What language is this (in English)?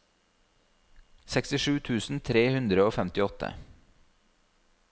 Norwegian